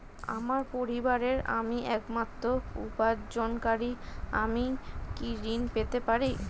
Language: Bangla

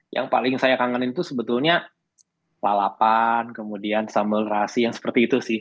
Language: Indonesian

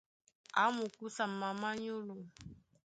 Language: Duala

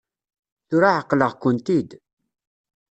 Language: Kabyle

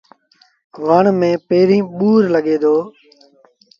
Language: Sindhi Bhil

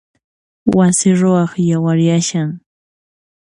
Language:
Puno Quechua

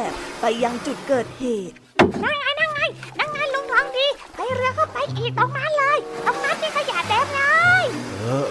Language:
Thai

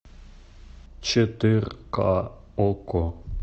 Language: Russian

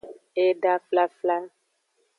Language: Aja (Benin)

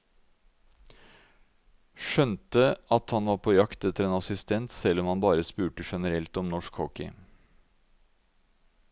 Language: Norwegian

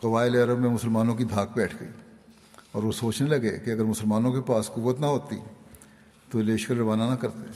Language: Urdu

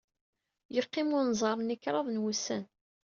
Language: Kabyle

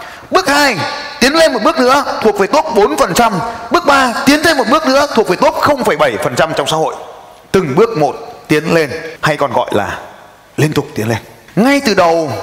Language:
Vietnamese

